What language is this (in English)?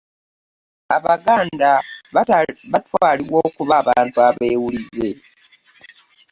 Ganda